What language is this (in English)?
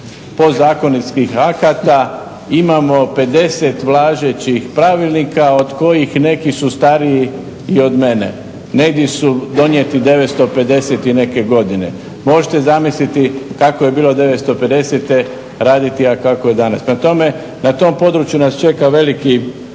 Croatian